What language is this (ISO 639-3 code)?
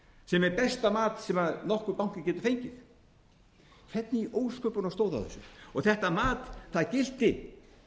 isl